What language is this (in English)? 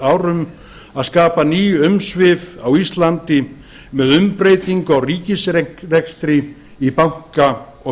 Icelandic